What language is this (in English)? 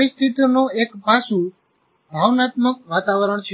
Gujarati